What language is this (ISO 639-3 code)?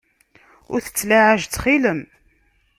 kab